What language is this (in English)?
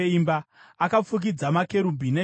Shona